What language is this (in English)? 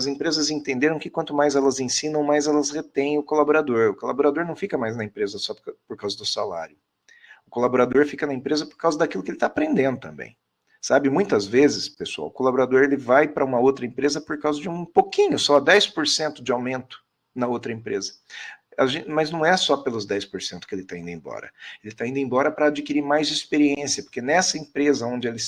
Portuguese